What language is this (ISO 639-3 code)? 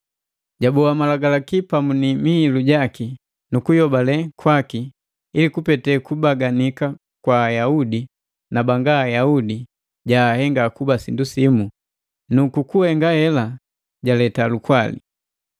mgv